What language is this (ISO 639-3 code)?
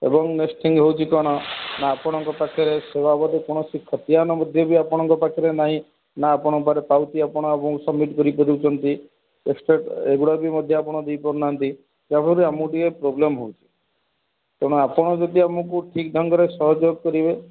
ori